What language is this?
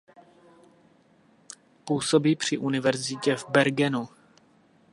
Czech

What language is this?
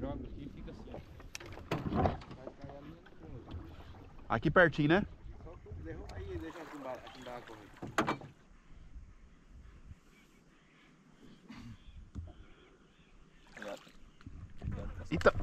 Portuguese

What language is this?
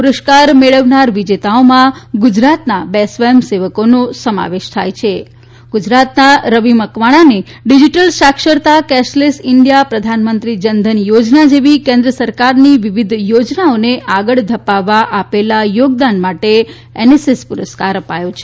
Gujarati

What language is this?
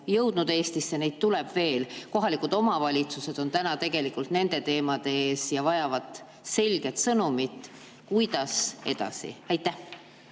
Estonian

